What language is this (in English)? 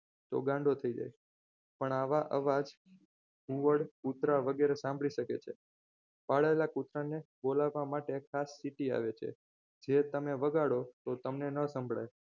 Gujarati